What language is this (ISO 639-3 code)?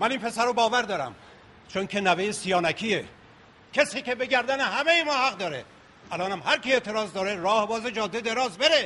fas